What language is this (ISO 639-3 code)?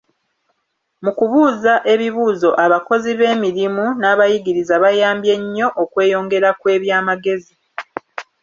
lug